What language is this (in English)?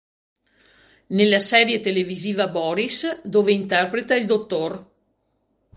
Italian